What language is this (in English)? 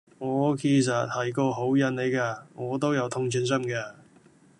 Cantonese